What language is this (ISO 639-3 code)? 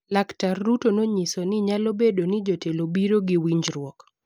luo